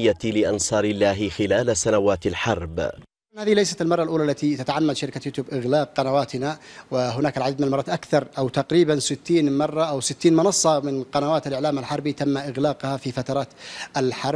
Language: Arabic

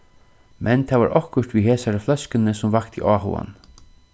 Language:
Faroese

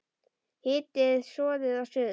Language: Icelandic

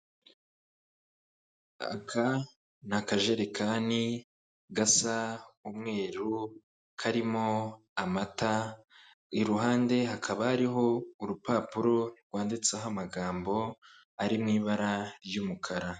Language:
Kinyarwanda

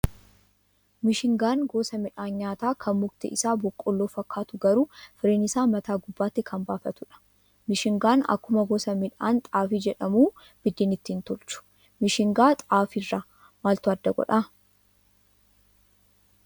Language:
Oromo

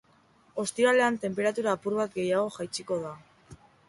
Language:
Basque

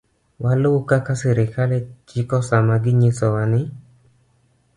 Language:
Luo (Kenya and Tanzania)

